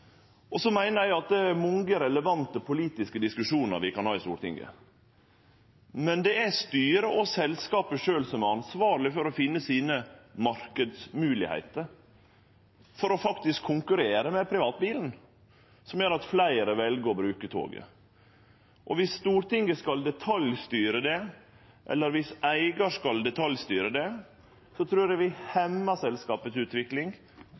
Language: Norwegian Nynorsk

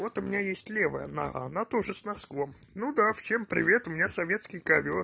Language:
Russian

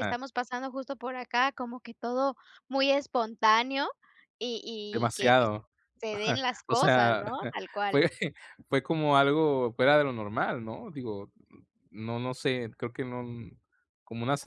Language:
Spanish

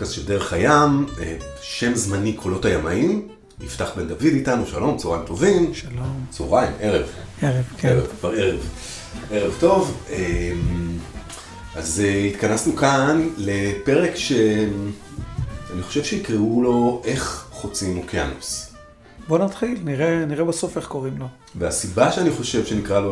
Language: Hebrew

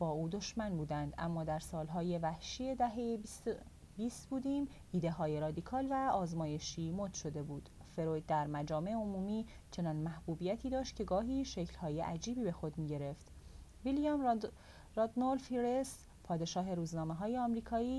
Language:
Persian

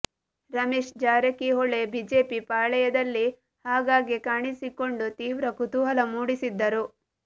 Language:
Kannada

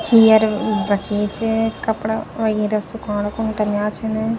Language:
Garhwali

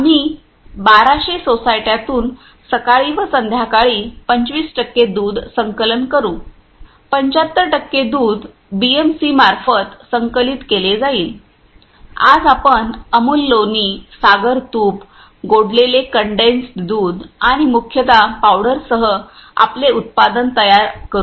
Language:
Marathi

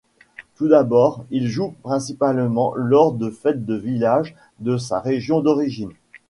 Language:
French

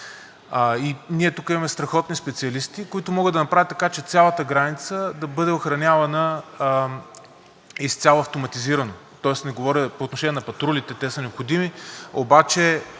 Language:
Bulgarian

